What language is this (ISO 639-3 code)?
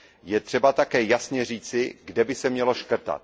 ces